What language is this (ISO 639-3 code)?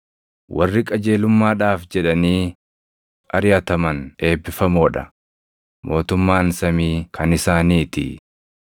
orm